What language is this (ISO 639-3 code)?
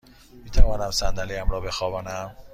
fas